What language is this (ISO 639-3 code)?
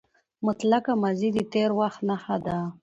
pus